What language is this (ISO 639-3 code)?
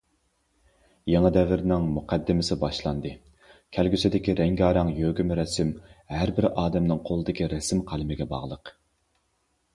uig